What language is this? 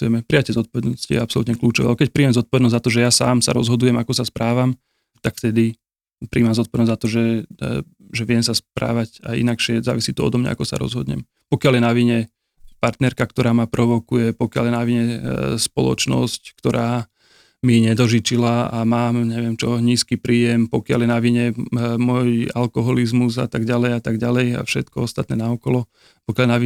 Slovak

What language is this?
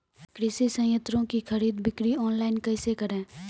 Maithili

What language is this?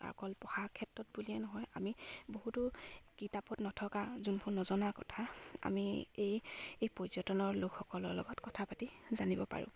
Assamese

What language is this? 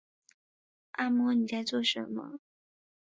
Chinese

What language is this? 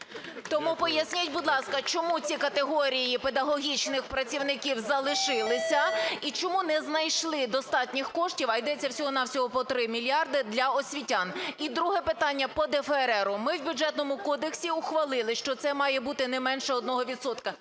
Ukrainian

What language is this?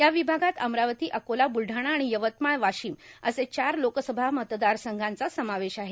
Marathi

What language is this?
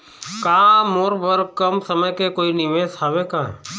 Chhattisgarhi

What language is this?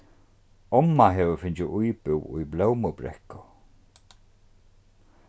Faroese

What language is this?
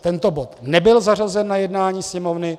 Czech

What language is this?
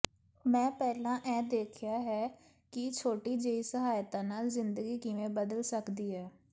Punjabi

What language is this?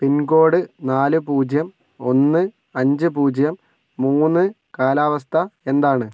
Malayalam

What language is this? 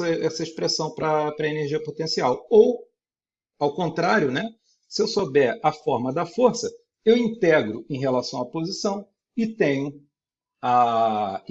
Portuguese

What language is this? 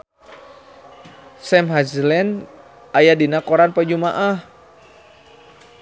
Sundanese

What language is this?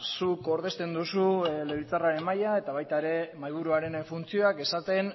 Basque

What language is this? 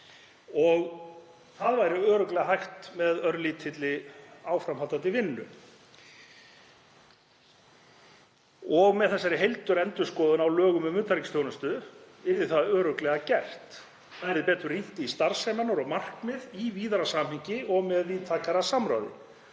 Icelandic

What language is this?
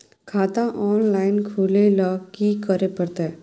Maithili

